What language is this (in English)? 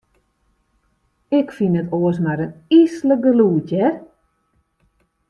Western Frisian